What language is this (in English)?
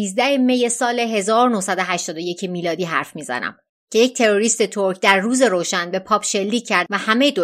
Persian